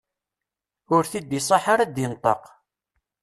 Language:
Kabyle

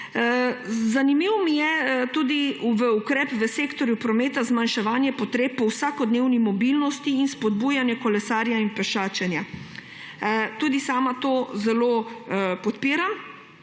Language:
Slovenian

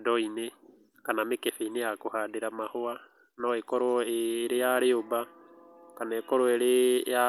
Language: Kikuyu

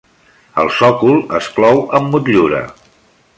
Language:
Catalan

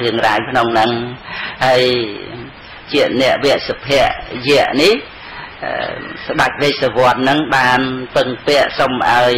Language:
Vietnamese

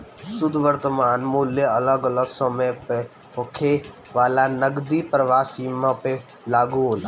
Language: Bhojpuri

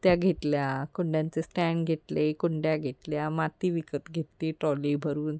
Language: Marathi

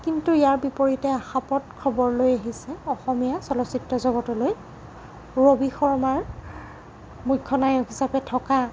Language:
Assamese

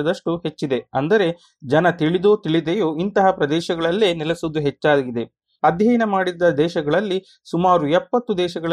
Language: Kannada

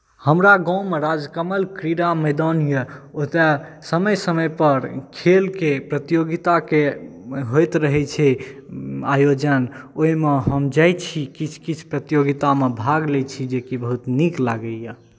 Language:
Maithili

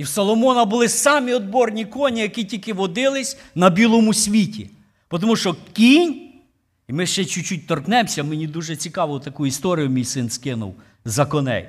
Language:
Ukrainian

